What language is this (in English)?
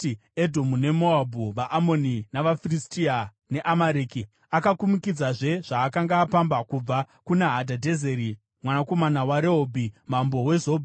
Shona